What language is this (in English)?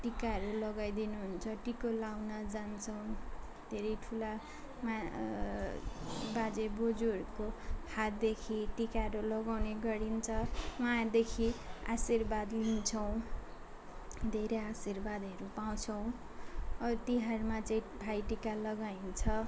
Nepali